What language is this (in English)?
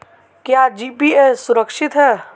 Hindi